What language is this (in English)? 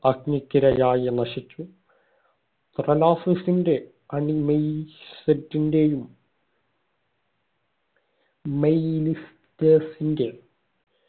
Malayalam